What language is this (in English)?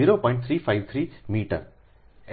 Gujarati